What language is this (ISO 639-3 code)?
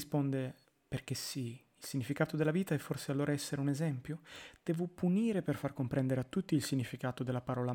ita